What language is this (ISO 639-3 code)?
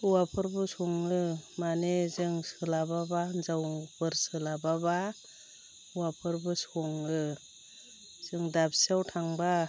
brx